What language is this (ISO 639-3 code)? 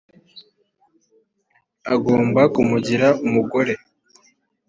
kin